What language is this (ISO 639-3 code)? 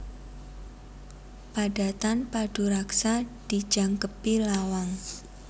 jav